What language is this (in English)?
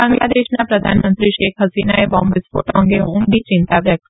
Gujarati